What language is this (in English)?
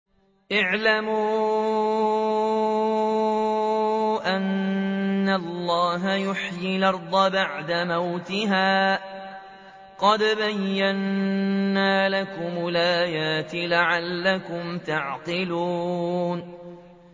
Arabic